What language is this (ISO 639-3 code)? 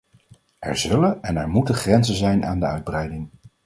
nld